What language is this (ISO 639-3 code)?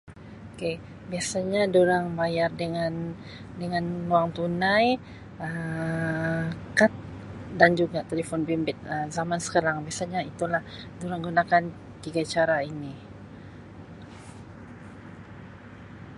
msi